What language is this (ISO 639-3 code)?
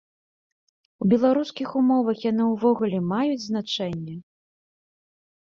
bel